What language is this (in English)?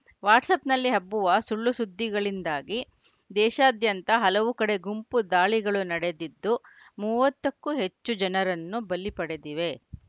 Kannada